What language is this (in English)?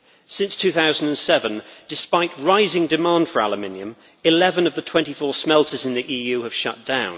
English